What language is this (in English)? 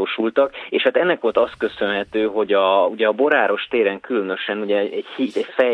Hungarian